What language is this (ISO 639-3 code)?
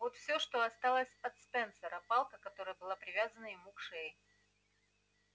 rus